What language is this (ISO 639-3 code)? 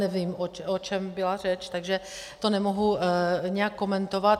ces